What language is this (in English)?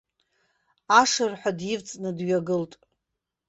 Abkhazian